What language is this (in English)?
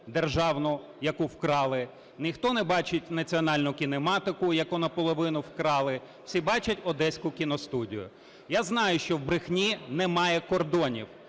Ukrainian